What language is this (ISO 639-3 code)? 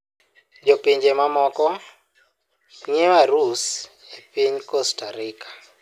luo